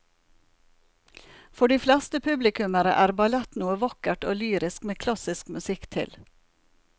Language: Norwegian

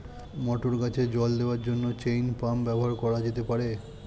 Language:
Bangla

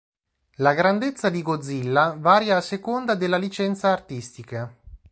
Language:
Italian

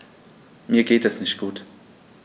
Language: German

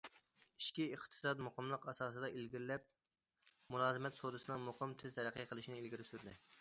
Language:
Uyghur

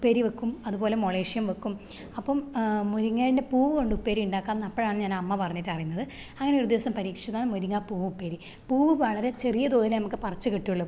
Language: Malayalam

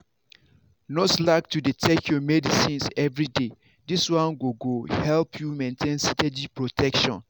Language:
Nigerian Pidgin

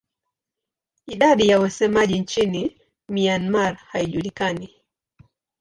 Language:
Swahili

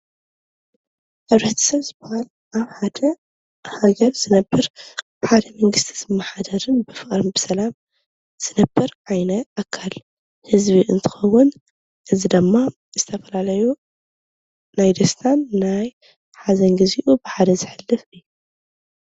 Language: Tigrinya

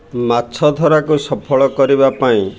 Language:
Odia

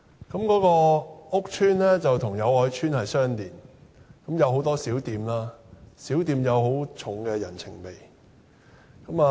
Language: Cantonese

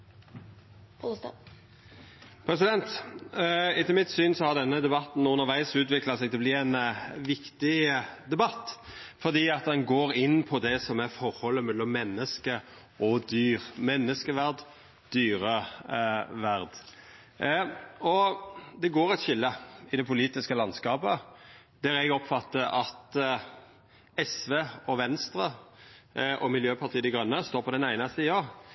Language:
Norwegian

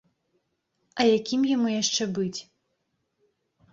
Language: Belarusian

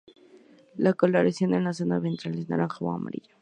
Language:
Spanish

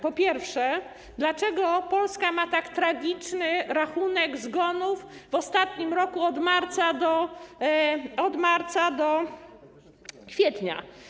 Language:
Polish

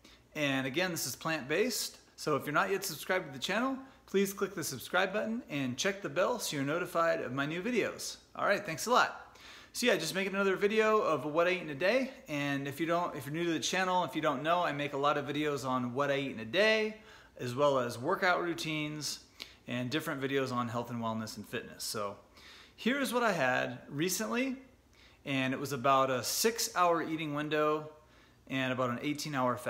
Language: English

